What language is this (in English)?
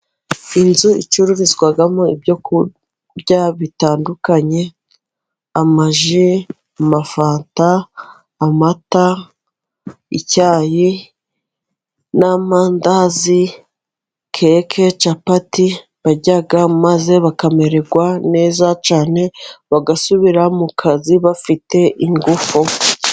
Kinyarwanda